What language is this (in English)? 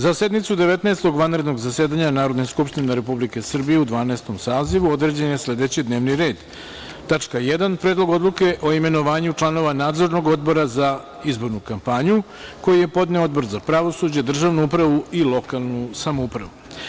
Serbian